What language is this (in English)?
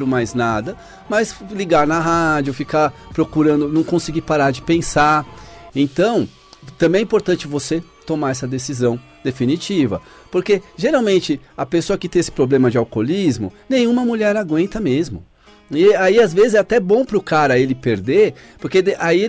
Portuguese